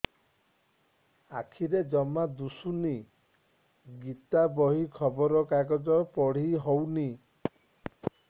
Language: Odia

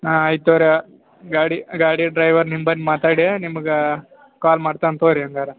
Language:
Kannada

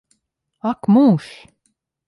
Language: Latvian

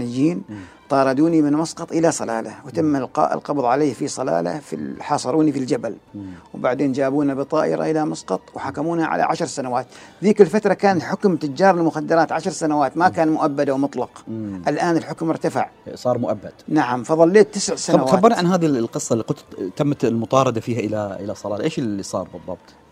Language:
Arabic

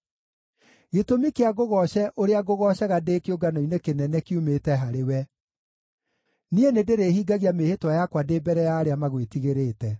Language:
Kikuyu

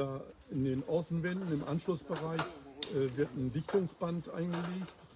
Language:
German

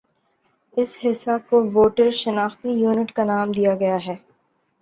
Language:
Urdu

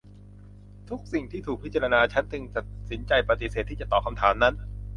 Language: Thai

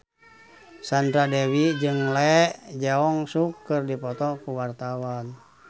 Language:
Sundanese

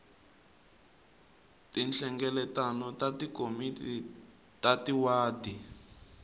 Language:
Tsonga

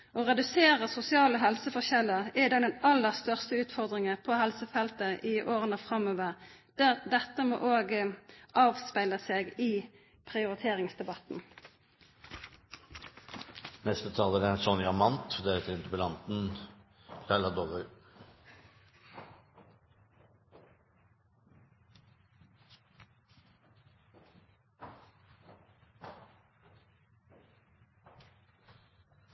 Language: Norwegian Bokmål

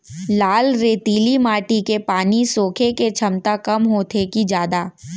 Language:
Chhattisgarhi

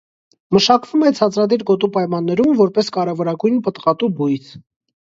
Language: Armenian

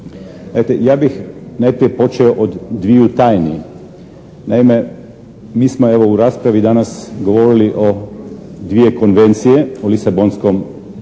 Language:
Croatian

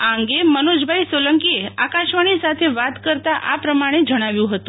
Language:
Gujarati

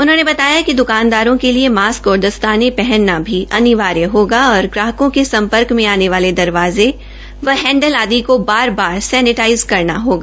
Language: Hindi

